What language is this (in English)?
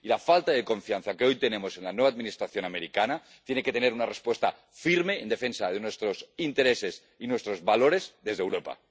Spanish